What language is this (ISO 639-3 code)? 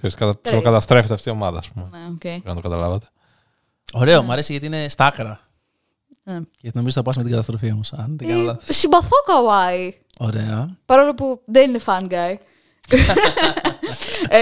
ell